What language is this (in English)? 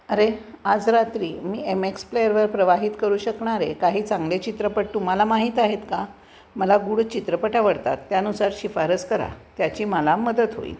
Marathi